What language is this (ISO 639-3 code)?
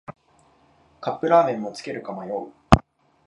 jpn